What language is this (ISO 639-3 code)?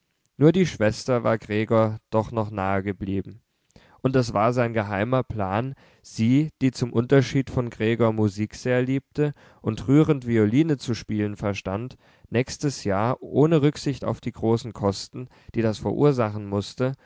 deu